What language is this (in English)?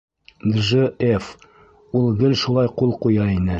Bashkir